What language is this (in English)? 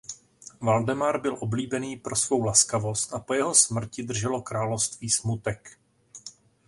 Czech